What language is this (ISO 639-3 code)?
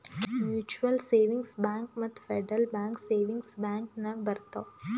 kan